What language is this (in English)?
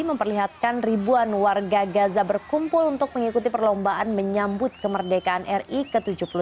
Indonesian